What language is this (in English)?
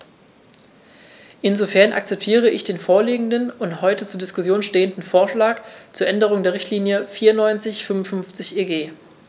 German